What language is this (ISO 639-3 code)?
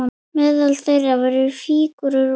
isl